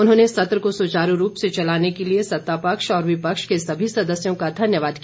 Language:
Hindi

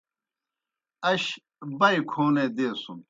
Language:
Kohistani Shina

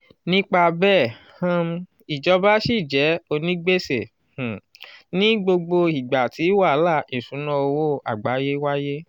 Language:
Yoruba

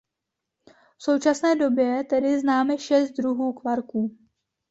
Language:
Czech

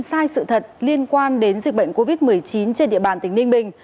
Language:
Vietnamese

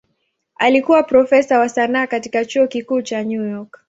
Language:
Swahili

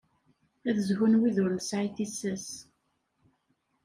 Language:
Kabyle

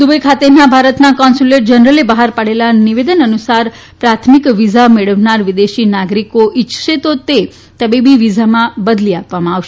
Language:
Gujarati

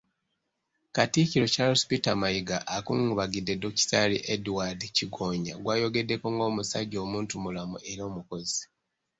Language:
Ganda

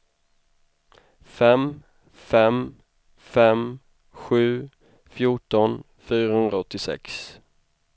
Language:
Swedish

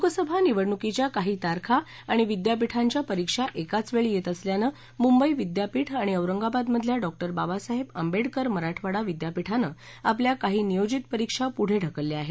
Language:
Marathi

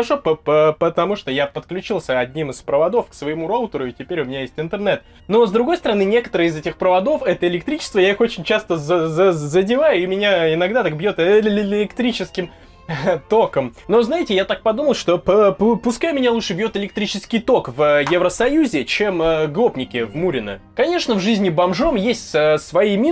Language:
Russian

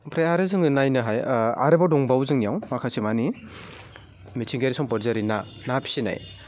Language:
Bodo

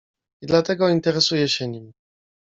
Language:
Polish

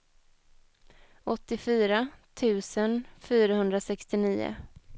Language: Swedish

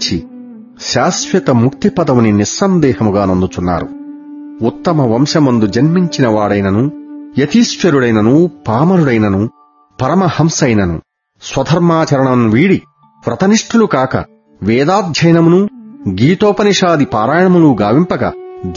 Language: Telugu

